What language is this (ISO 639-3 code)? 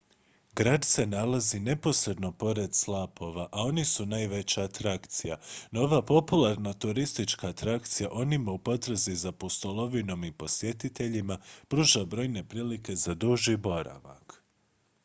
hrv